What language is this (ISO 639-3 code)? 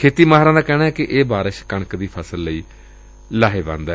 pan